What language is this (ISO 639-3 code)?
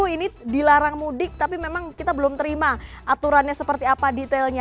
ind